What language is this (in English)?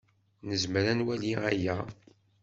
Kabyle